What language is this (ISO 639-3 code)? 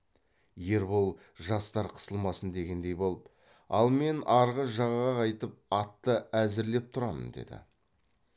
kaz